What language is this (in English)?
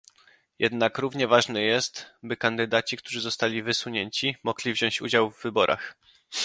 Polish